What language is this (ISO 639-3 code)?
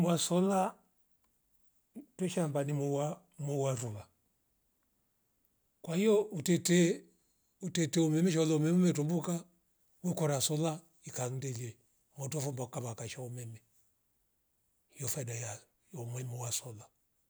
rof